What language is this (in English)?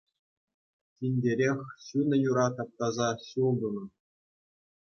Chuvash